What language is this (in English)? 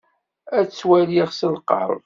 Kabyle